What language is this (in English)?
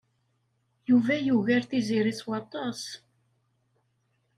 Kabyle